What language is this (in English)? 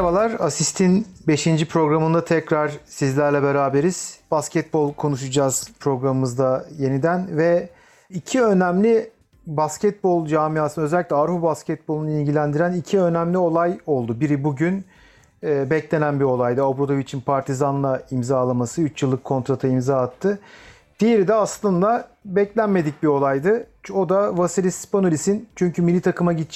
Turkish